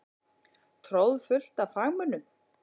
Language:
Icelandic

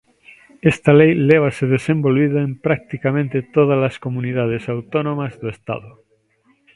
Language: Galician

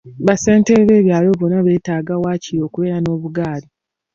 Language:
Ganda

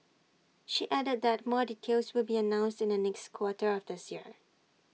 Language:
English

